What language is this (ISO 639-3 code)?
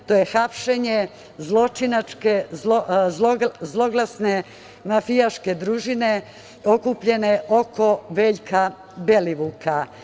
srp